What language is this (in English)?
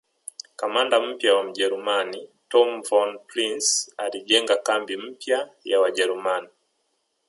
Swahili